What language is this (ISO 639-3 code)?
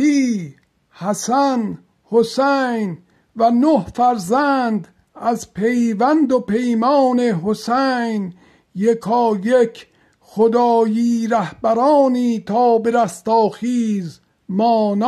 fas